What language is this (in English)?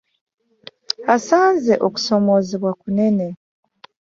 Ganda